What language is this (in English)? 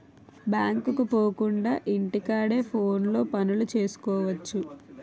Telugu